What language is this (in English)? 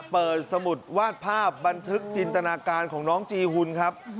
Thai